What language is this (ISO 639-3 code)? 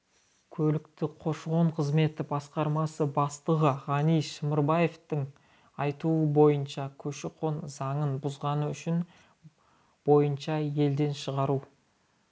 kaz